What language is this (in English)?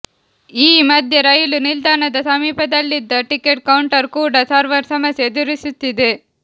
Kannada